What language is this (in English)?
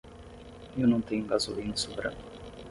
Portuguese